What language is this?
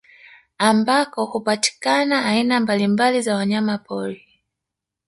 Swahili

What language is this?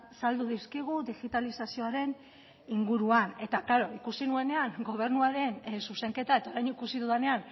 Basque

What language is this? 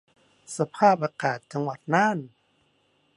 Thai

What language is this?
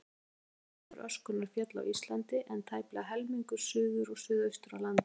Icelandic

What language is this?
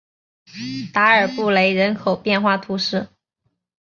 Chinese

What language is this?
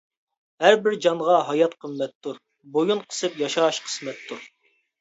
Uyghur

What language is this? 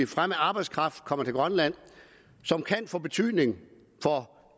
Danish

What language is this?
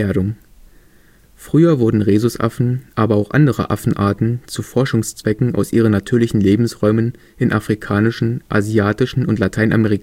German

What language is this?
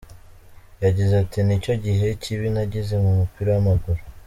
Kinyarwanda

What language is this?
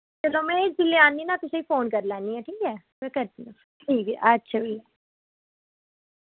Dogri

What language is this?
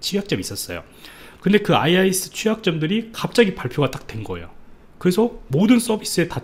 Korean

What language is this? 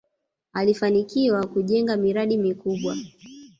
Swahili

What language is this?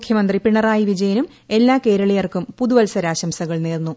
Malayalam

